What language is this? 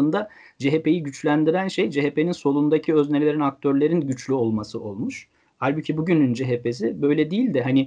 Turkish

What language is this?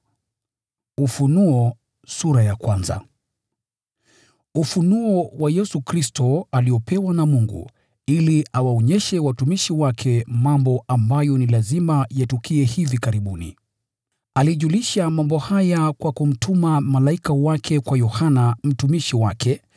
Swahili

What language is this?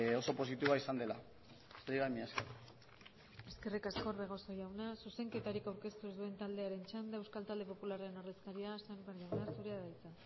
Basque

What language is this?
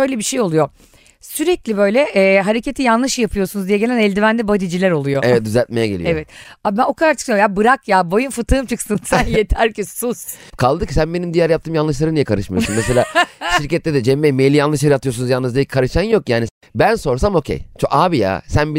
Turkish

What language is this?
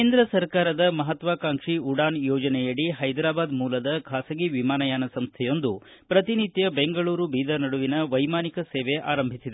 Kannada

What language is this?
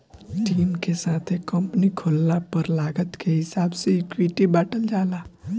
Bhojpuri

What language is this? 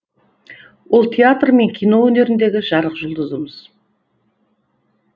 Kazakh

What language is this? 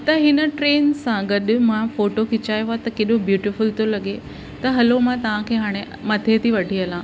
Sindhi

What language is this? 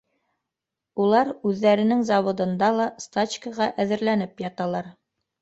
Bashkir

